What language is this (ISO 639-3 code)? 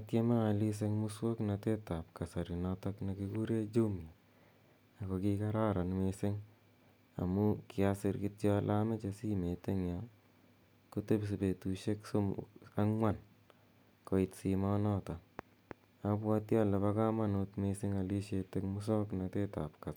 kln